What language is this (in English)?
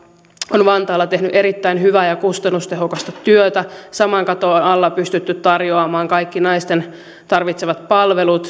Finnish